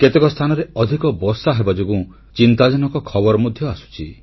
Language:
Odia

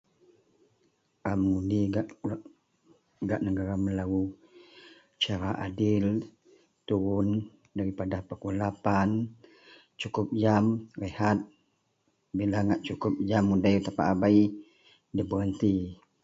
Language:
Central Melanau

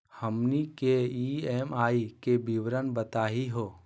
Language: Magahi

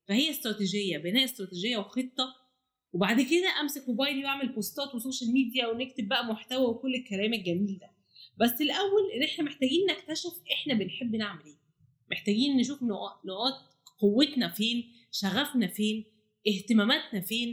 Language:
Arabic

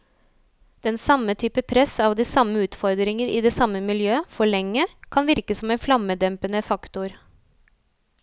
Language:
Norwegian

